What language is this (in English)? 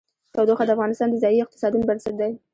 Pashto